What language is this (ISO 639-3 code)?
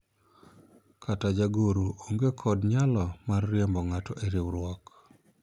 luo